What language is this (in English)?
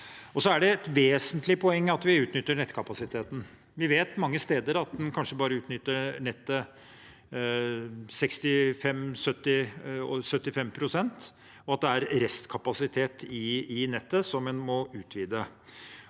Norwegian